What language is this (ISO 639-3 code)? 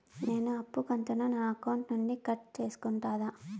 tel